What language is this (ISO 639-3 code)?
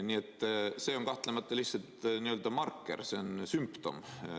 est